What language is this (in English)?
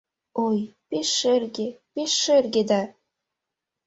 Mari